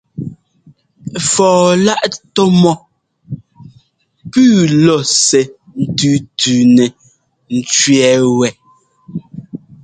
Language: Ngomba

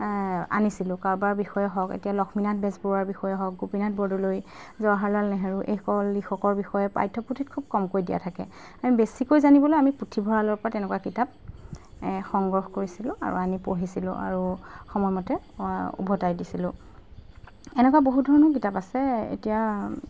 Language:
Assamese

